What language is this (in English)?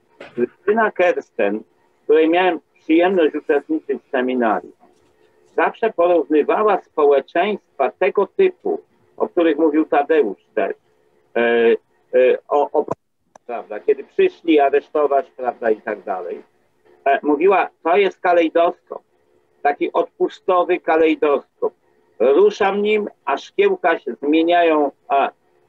Polish